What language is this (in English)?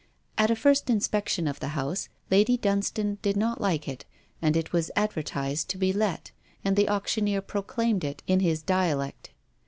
English